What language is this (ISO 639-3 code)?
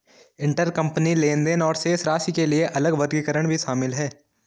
hin